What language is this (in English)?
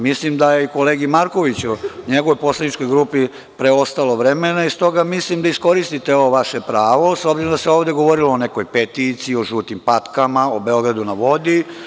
Serbian